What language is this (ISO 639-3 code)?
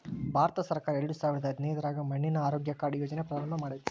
kan